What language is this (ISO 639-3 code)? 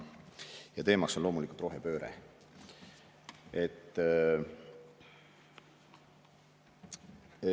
est